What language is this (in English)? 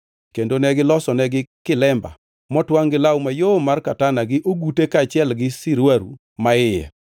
Luo (Kenya and Tanzania)